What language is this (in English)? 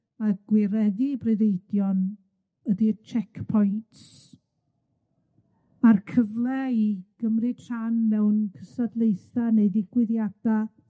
Welsh